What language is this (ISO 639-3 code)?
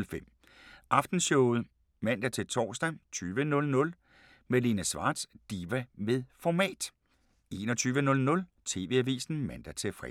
dan